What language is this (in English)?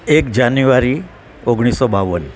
Gujarati